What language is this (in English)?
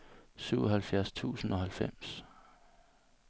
Danish